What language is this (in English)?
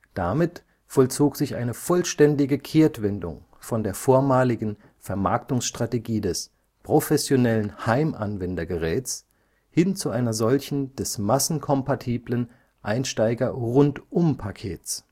German